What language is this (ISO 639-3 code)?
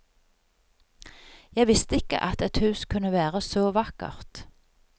nor